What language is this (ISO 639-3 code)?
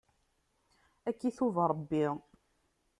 kab